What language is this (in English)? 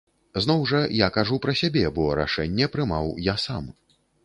Belarusian